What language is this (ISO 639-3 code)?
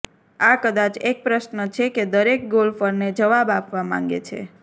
guj